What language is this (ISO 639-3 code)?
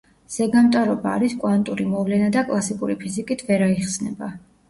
kat